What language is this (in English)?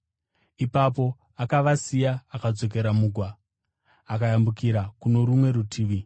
Shona